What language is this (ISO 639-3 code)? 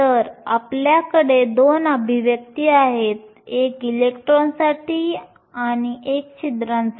mar